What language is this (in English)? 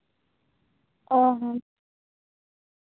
Santali